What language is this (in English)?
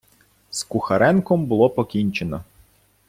Ukrainian